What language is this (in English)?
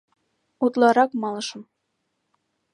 Mari